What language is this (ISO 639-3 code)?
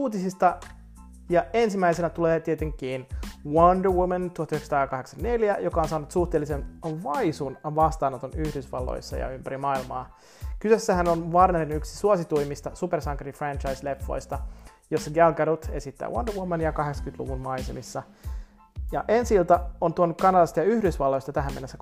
fin